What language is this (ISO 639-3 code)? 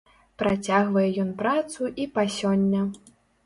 bel